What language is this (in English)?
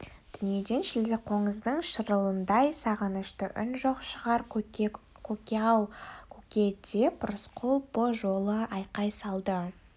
Kazakh